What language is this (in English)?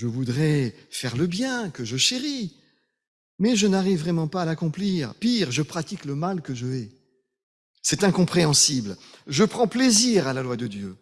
French